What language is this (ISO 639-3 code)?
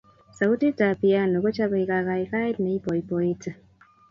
kln